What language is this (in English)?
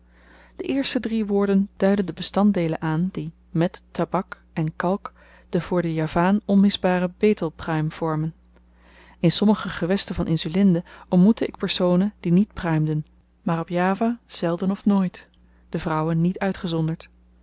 Dutch